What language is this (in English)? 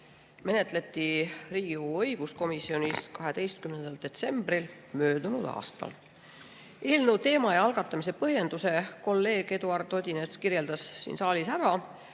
Estonian